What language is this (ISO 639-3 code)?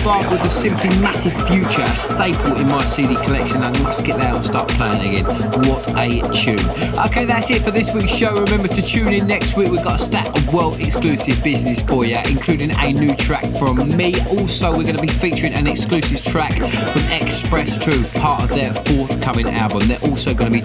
eng